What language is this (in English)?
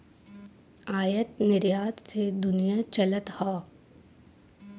Bhojpuri